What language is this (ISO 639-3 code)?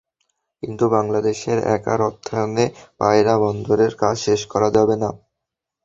ben